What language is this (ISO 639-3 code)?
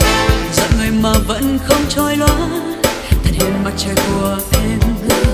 tha